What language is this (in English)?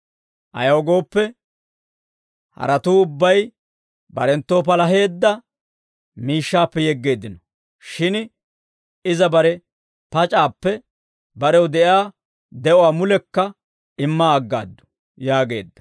Dawro